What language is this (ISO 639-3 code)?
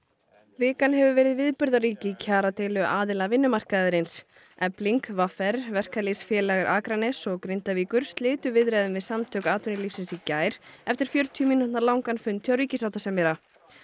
isl